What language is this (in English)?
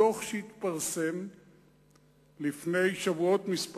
Hebrew